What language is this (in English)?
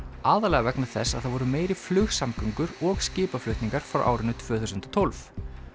Icelandic